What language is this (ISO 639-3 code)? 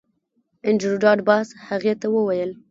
pus